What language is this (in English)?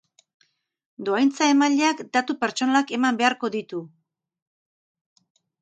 Basque